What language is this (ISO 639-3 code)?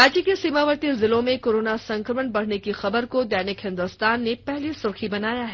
hin